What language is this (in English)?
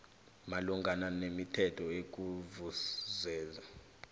South Ndebele